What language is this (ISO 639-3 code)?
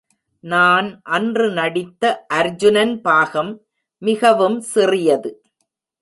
tam